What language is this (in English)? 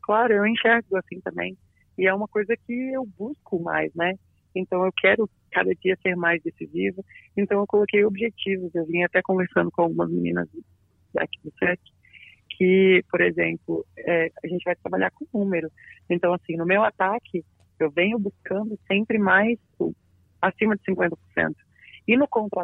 Portuguese